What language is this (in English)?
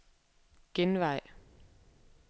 Danish